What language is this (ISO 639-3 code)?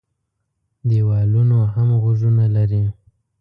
pus